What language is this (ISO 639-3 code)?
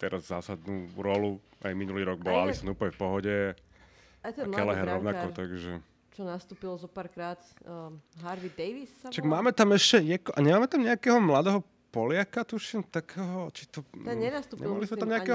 slk